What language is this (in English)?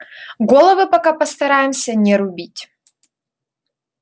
Russian